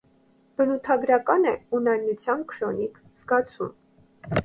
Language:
Armenian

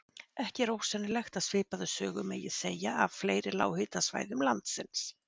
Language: Icelandic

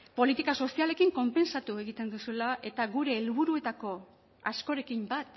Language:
Basque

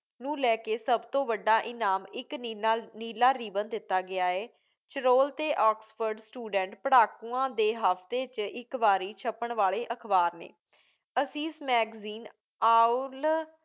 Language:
Punjabi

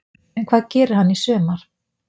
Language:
Icelandic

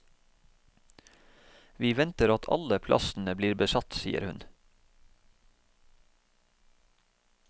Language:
Norwegian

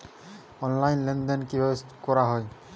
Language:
Bangla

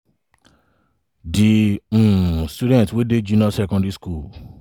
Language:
Nigerian Pidgin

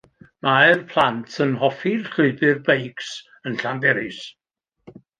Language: Welsh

